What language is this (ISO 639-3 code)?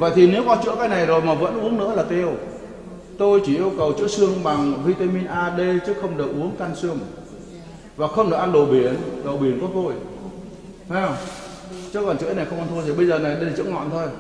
vie